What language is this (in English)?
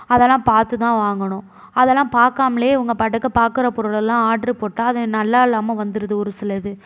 Tamil